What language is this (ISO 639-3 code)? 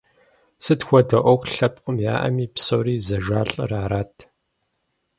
kbd